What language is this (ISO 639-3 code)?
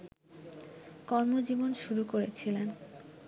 ben